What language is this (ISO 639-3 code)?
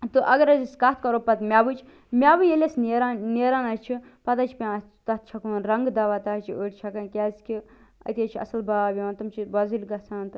kas